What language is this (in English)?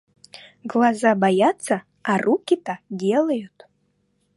Russian